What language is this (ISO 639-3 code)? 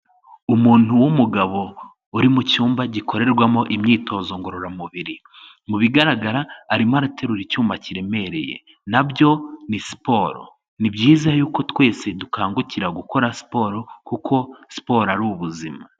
kin